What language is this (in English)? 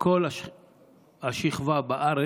Hebrew